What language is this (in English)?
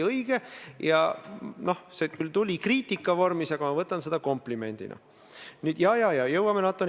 Estonian